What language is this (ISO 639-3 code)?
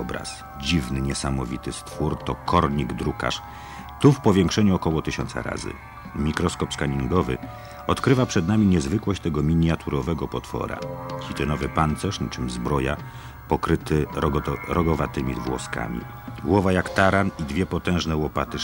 pol